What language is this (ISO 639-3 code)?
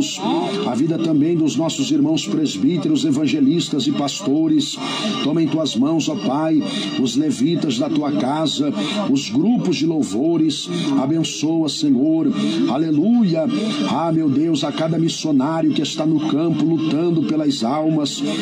por